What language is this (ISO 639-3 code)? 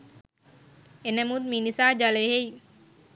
sin